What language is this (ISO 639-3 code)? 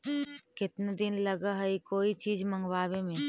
mag